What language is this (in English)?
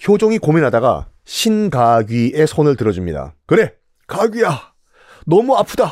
Korean